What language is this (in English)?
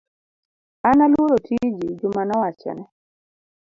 Luo (Kenya and Tanzania)